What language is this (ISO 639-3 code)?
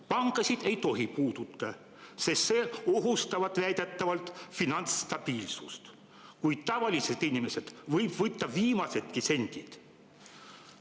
est